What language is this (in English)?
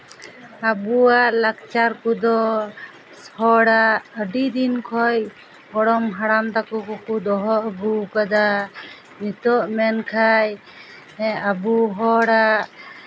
Santali